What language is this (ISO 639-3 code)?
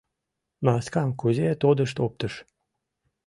chm